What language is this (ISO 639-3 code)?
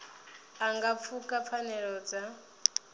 ven